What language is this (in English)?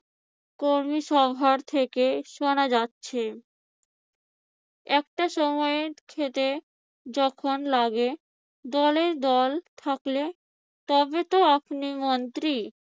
Bangla